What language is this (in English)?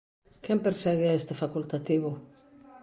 Galician